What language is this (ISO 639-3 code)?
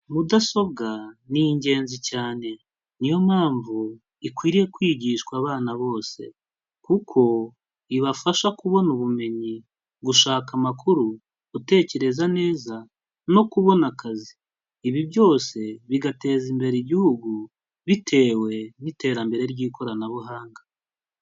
kin